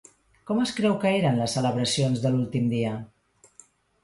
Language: Catalan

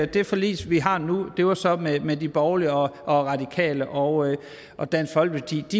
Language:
Danish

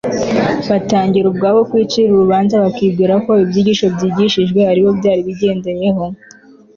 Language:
Kinyarwanda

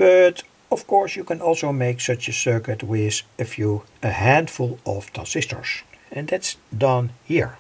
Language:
Dutch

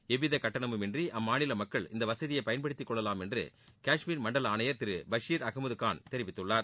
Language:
Tamil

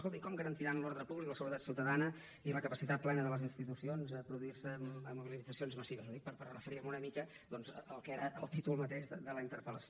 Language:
Catalan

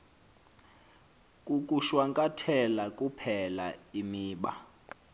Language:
Xhosa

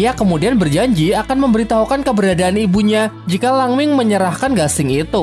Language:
Indonesian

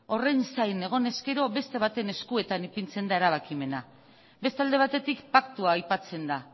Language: Basque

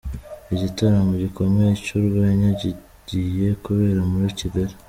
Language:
Kinyarwanda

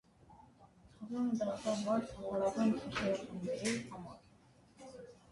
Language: Armenian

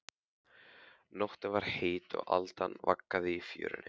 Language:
Icelandic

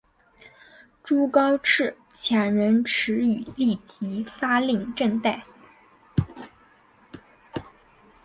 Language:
Chinese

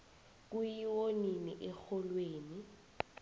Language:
South Ndebele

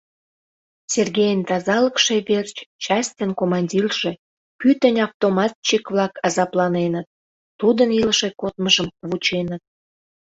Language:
Mari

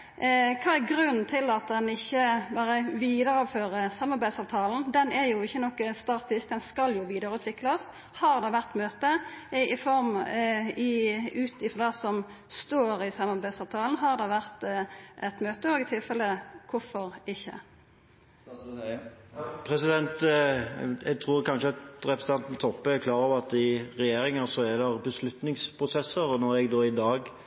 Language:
Norwegian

